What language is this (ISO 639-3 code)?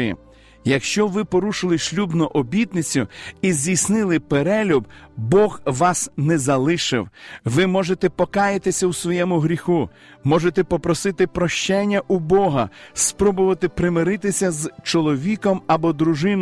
ukr